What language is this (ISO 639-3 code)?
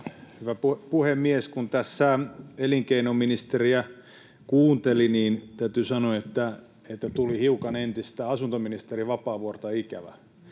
fin